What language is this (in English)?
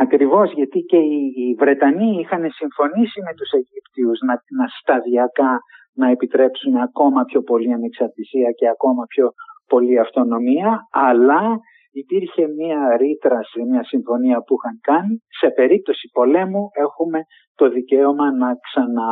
Greek